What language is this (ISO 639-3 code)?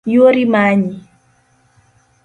luo